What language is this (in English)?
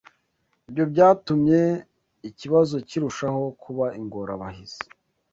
Kinyarwanda